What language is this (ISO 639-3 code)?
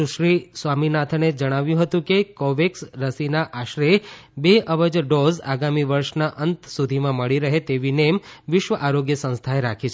guj